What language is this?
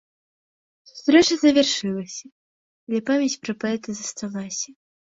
Belarusian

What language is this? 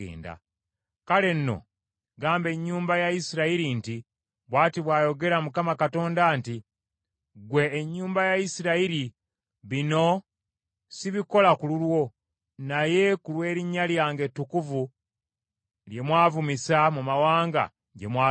Ganda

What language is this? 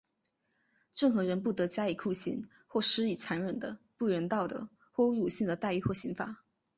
Chinese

